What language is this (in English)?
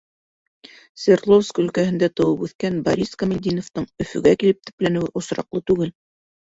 Bashkir